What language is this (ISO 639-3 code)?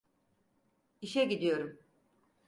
tur